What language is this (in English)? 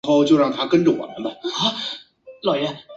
Chinese